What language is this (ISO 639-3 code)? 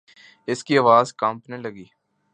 urd